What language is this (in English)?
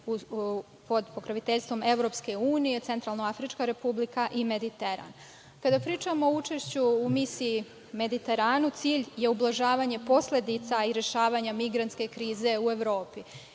Serbian